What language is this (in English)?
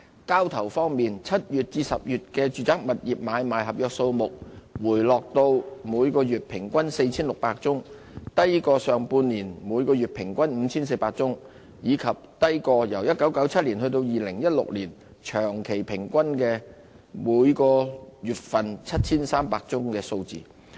Cantonese